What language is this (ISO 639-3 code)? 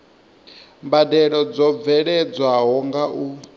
ven